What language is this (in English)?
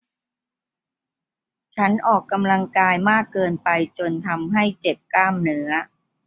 Thai